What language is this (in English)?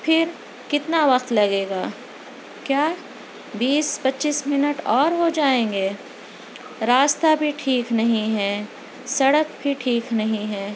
Urdu